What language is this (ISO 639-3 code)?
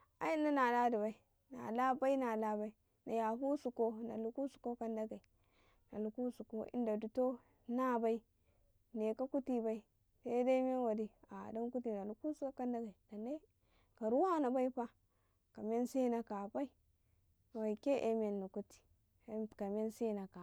kai